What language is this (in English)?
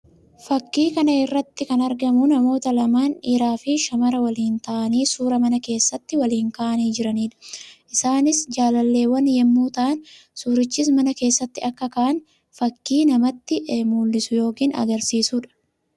Oromo